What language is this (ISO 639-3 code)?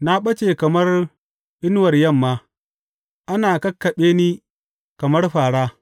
hau